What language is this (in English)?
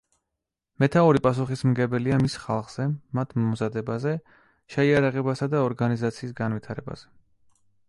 Georgian